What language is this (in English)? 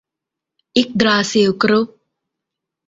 Thai